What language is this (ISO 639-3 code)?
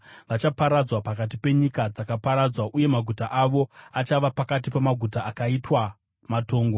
sna